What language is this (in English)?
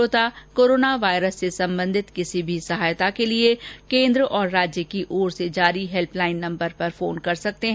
Hindi